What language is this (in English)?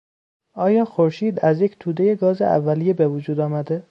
Persian